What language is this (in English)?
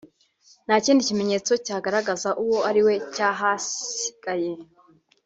Kinyarwanda